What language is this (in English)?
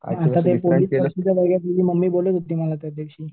Marathi